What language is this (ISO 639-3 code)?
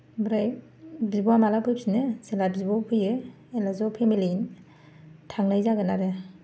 brx